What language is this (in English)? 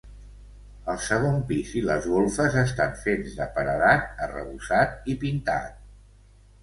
Catalan